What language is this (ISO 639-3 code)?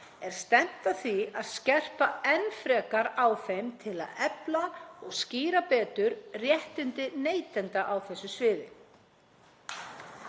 isl